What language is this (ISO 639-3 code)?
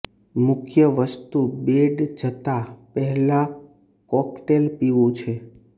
guj